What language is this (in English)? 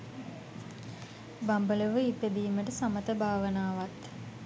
Sinhala